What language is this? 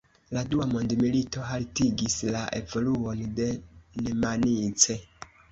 Esperanto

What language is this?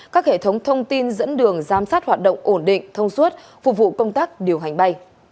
Vietnamese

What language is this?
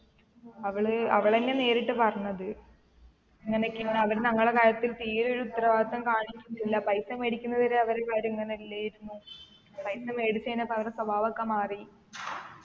Malayalam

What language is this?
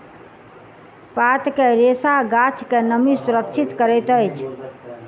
Maithili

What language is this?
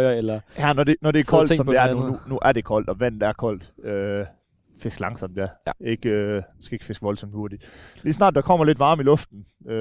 Danish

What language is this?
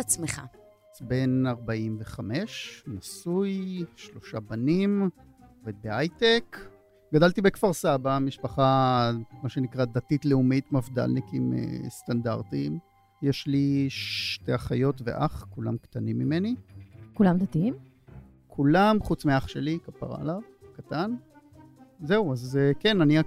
Hebrew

